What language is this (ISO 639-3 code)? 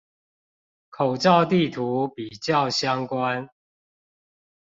zho